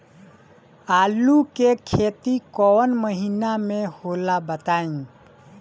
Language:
Bhojpuri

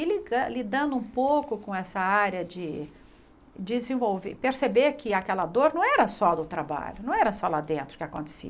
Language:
Portuguese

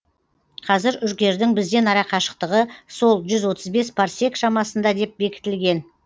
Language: Kazakh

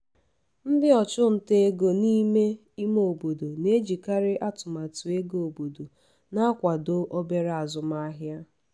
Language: Igbo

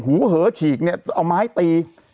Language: Thai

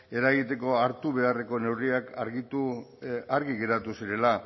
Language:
Basque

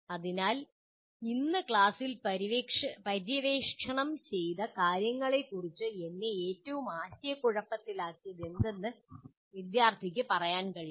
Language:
Malayalam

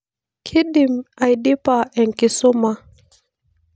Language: Masai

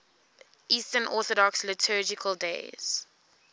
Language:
English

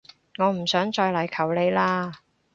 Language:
Cantonese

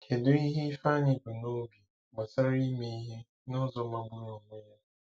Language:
Igbo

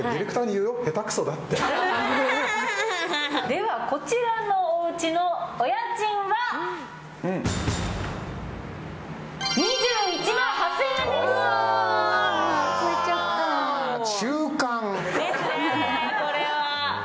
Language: Japanese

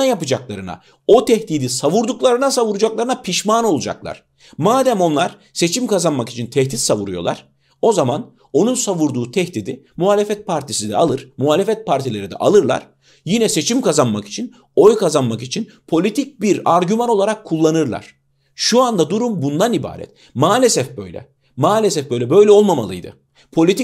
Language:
Turkish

